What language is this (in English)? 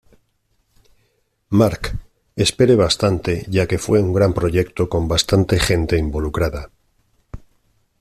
Spanish